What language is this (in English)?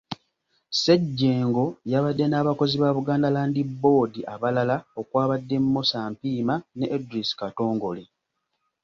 Ganda